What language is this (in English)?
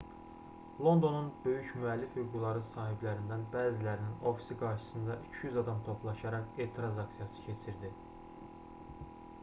Azerbaijani